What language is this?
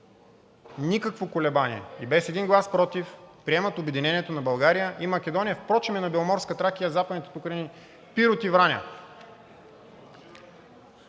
Bulgarian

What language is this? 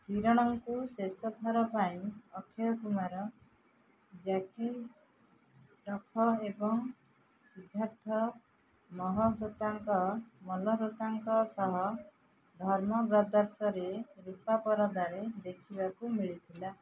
Odia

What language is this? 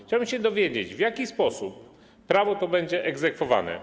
Polish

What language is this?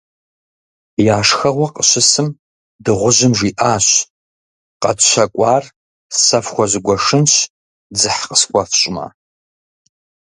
Kabardian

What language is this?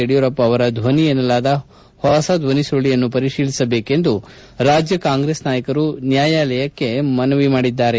Kannada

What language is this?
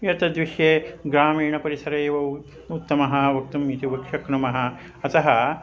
Sanskrit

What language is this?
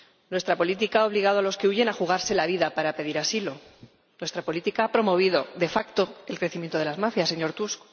Spanish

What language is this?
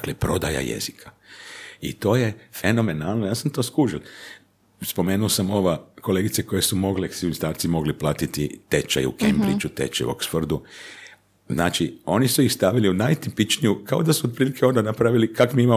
Croatian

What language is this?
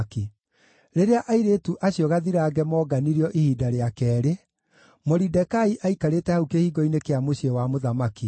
Kikuyu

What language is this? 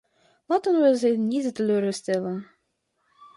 Dutch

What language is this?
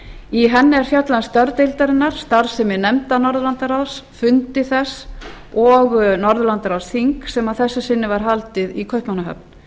Icelandic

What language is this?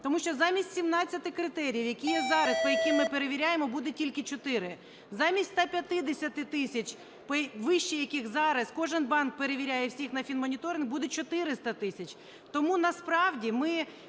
Ukrainian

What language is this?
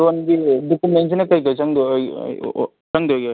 Manipuri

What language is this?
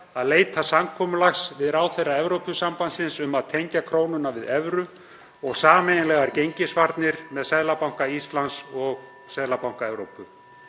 Icelandic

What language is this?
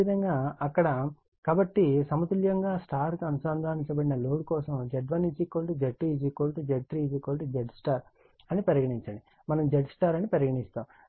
Telugu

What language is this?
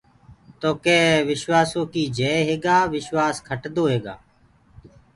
Gurgula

